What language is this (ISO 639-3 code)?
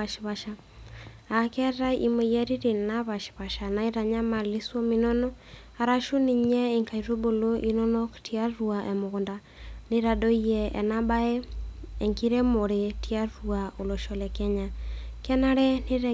mas